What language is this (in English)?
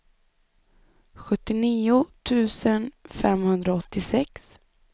Swedish